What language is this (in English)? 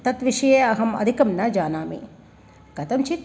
Sanskrit